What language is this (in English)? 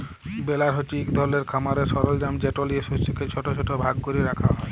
Bangla